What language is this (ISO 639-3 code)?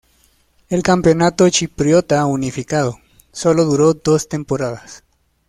spa